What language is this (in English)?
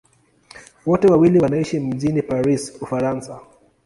Swahili